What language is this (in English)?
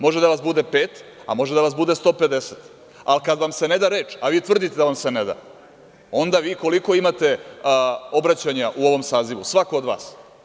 Serbian